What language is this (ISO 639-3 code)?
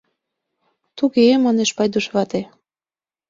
chm